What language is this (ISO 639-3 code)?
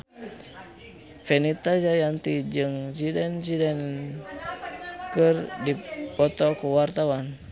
sun